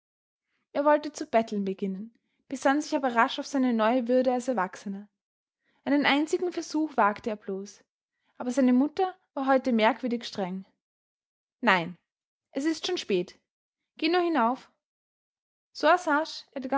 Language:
German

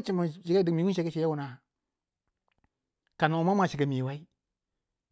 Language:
Waja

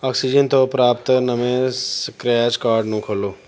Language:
Punjabi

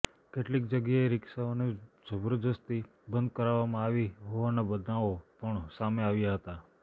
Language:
Gujarati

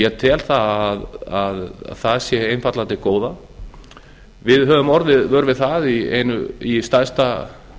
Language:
Icelandic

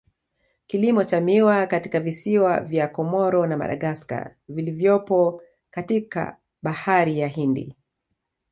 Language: Swahili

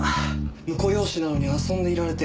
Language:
Japanese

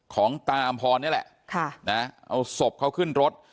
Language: Thai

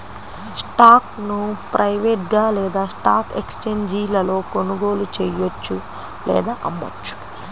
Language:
Telugu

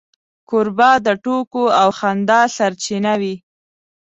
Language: Pashto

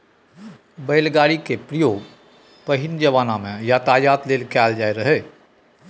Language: Maithili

